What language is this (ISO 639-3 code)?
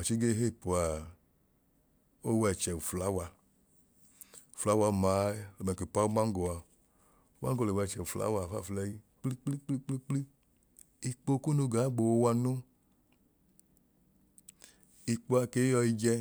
idu